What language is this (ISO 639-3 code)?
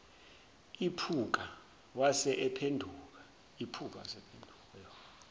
zul